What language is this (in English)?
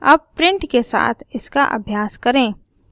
Hindi